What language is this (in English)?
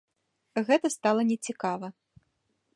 Belarusian